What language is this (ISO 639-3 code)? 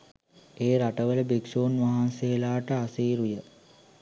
sin